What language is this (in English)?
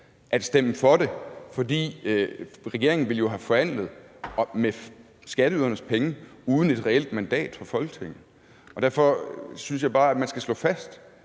Danish